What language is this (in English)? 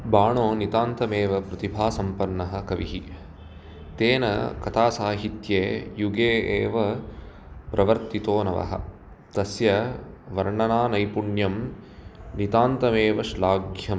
Sanskrit